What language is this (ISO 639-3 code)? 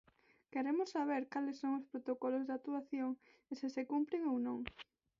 glg